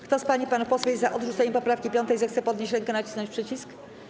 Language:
Polish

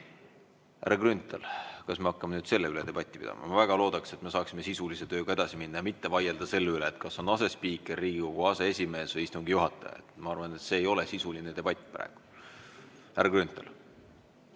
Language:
Estonian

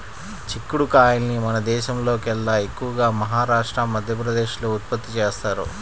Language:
Telugu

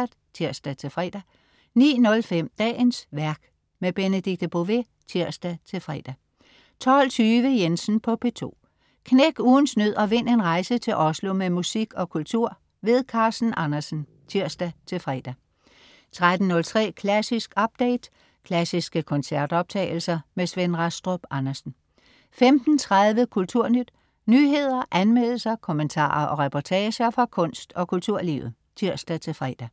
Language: Danish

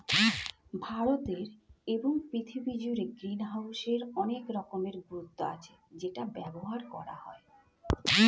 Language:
Bangla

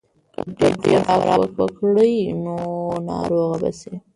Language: Pashto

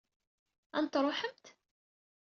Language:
Kabyle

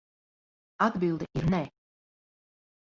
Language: Latvian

